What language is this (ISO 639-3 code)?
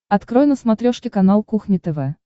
rus